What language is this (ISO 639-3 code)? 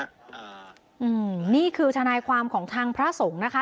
tha